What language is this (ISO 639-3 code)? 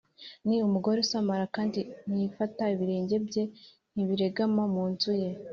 kin